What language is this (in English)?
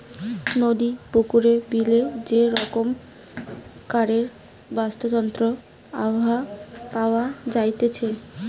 Bangla